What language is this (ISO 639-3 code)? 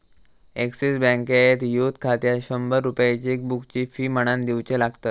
mar